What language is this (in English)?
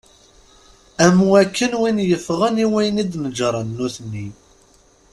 Kabyle